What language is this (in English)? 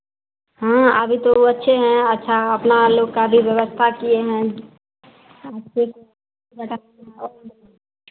Hindi